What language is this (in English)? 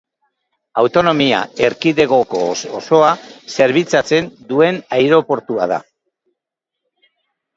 Basque